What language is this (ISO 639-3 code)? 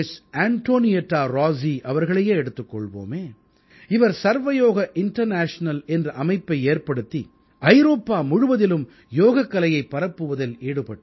tam